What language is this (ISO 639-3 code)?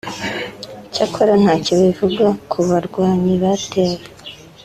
kin